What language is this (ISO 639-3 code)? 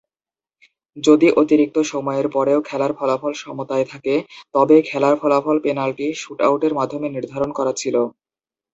ben